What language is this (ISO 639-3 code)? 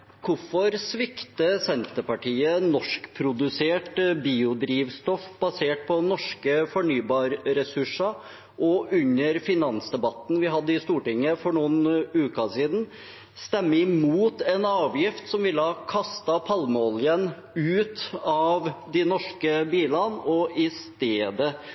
nob